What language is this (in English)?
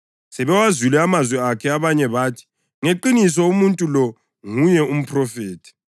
North Ndebele